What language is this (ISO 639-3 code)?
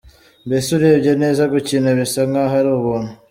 kin